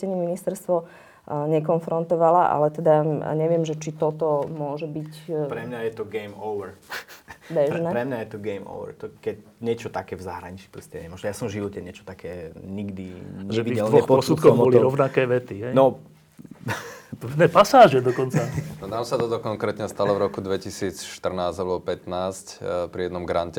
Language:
Slovak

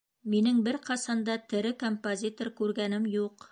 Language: Bashkir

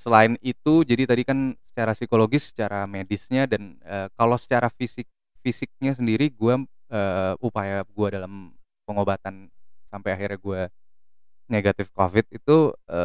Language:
Indonesian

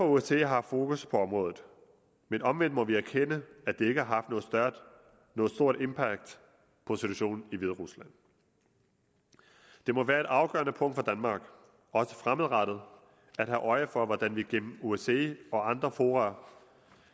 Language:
Danish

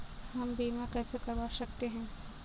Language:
Hindi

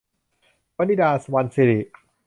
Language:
Thai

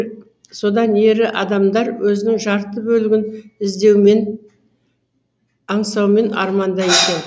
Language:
Kazakh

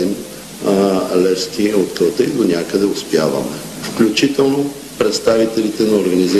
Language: Bulgarian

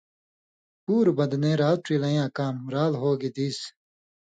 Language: Indus Kohistani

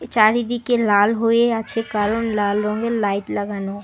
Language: Bangla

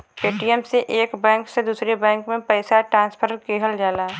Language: Bhojpuri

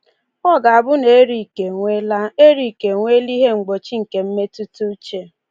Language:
Igbo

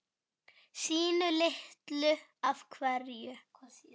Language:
Icelandic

